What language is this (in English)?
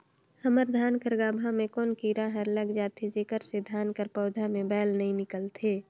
Chhattisgarhi